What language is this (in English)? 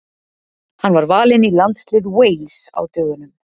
Icelandic